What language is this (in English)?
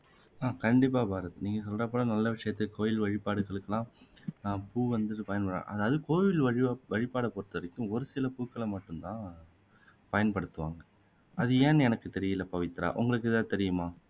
Tamil